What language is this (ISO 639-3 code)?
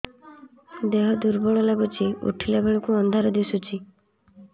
ori